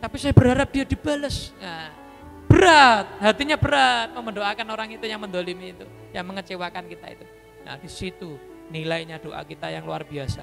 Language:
Indonesian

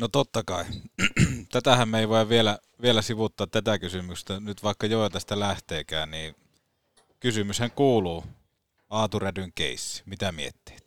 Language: Finnish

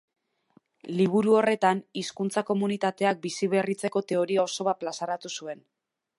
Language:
Basque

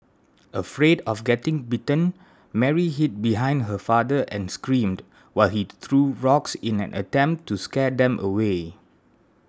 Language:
English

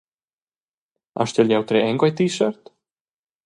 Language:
Romansh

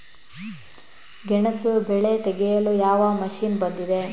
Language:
Kannada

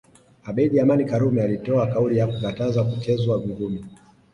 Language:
Swahili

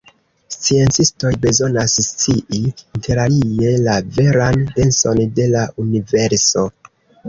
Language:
Esperanto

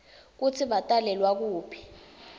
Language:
Swati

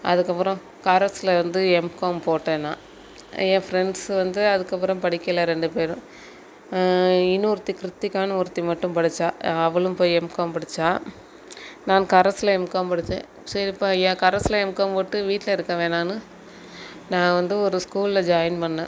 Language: Tamil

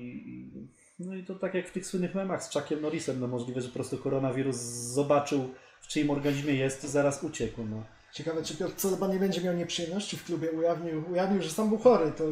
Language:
Polish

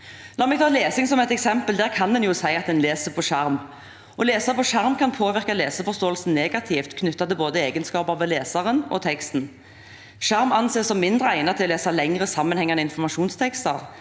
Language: Norwegian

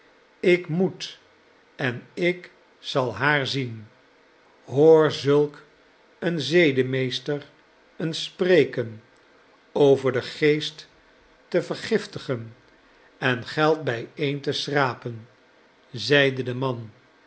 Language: Dutch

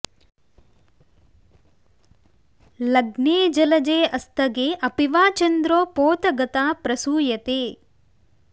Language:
Sanskrit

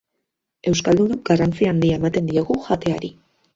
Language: Basque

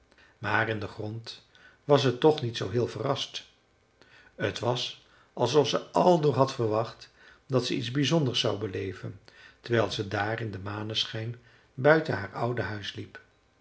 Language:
Dutch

